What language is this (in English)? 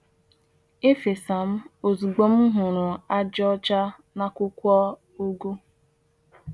Igbo